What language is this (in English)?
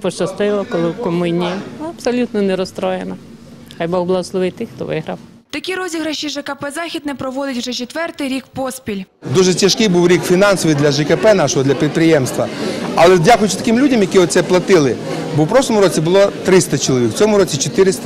Ukrainian